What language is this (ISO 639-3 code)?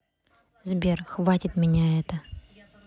rus